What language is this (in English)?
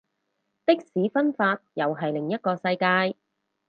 Cantonese